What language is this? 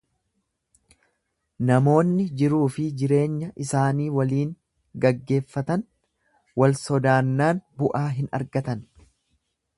Oromo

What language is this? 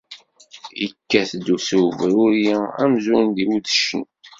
Kabyle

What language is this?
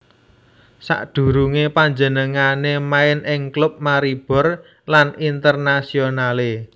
Javanese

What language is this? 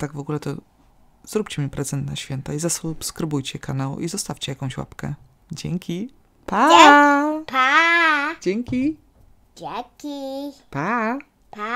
Polish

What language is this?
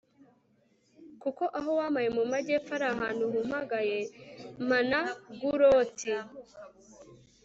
Kinyarwanda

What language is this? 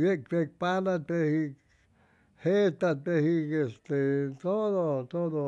Chimalapa Zoque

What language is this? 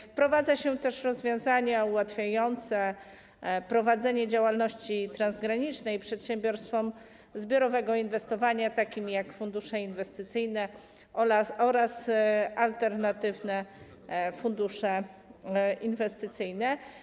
Polish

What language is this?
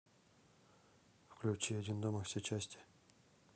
Russian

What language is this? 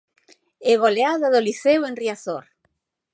Galician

